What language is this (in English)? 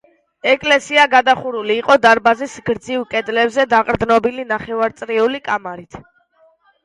Georgian